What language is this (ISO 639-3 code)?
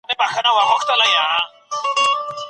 pus